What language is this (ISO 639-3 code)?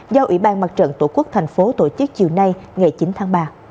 vie